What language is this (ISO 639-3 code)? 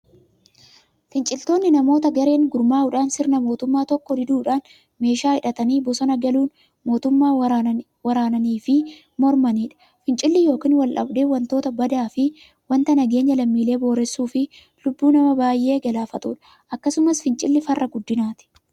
orm